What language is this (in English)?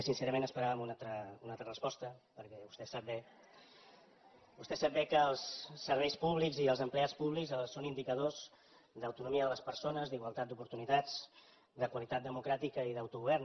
Catalan